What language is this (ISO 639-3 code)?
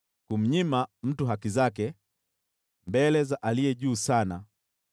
swa